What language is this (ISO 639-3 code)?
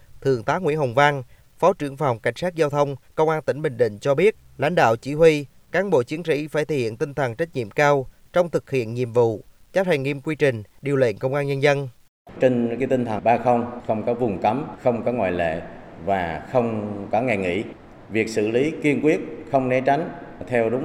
vie